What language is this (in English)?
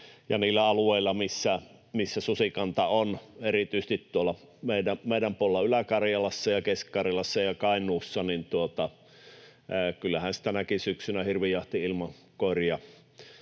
Finnish